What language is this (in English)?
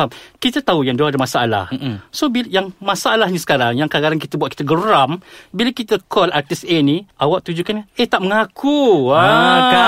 Malay